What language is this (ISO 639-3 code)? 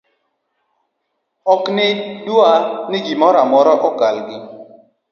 luo